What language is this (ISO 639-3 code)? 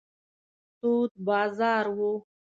pus